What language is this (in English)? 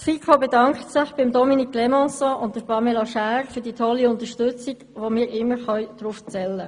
Swiss German